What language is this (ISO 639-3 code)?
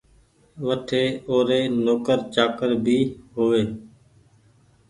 gig